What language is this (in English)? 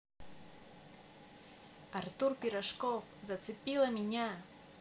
Russian